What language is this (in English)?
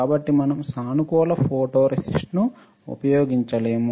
Telugu